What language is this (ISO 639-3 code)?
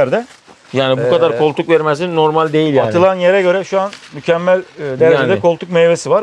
tur